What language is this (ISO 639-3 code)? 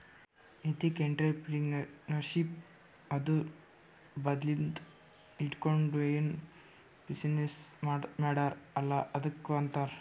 kan